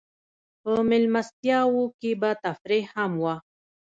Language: Pashto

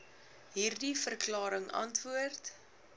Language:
Afrikaans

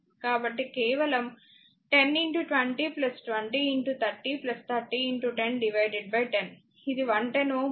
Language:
Telugu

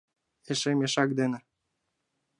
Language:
Mari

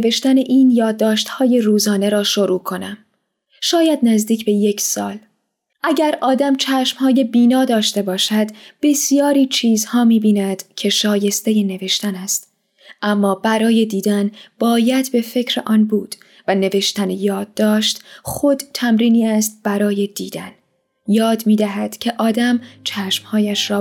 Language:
Persian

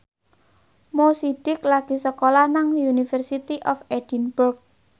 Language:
Javanese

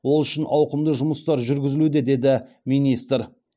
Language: Kazakh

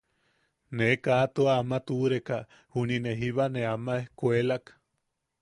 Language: Yaqui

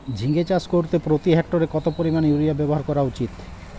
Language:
Bangla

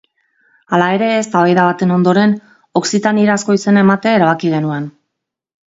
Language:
Basque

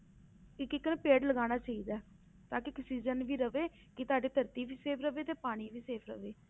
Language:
Punjabi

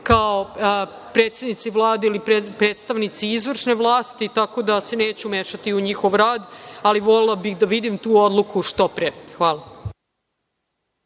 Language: Serbian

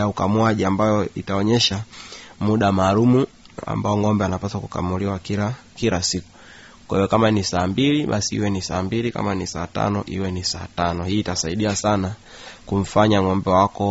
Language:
Swahili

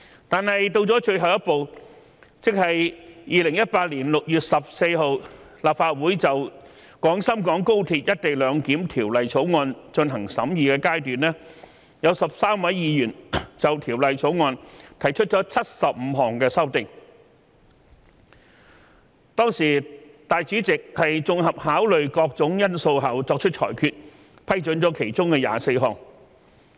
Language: Cantonese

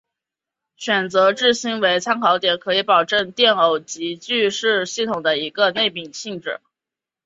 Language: Chinese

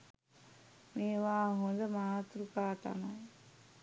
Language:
Sinhala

